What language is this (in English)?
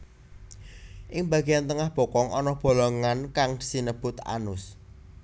Javanese